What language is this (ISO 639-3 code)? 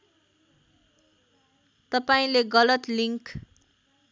nep